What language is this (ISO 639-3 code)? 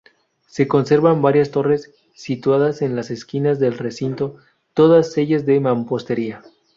spa